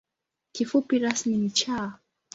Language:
Swahili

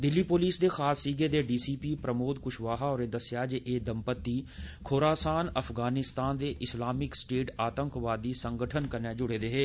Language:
Dogri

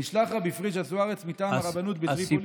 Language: Hebrew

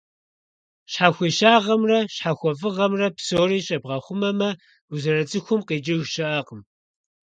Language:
Kabardian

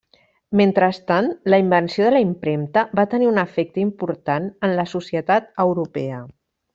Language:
Catalan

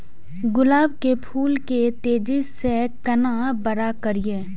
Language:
Maithili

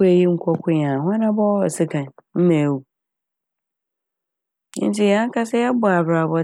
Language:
Akan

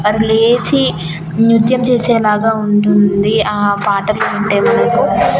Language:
Telugu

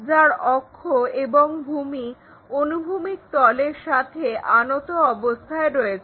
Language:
Bangla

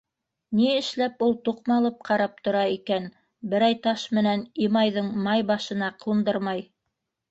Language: Bashkir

